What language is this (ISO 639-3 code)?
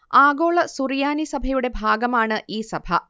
mal